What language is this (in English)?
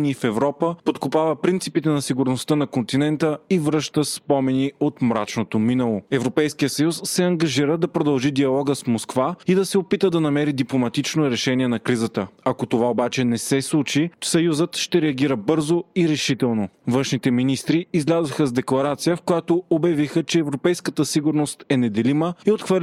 Bulgarian